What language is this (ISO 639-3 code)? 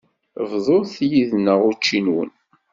kab